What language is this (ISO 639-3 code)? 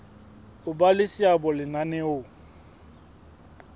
sot